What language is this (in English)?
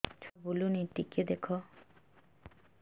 Odia